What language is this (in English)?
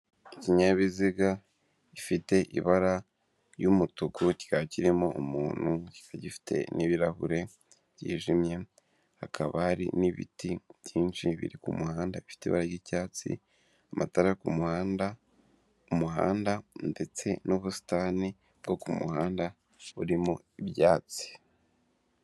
Kinyarwanda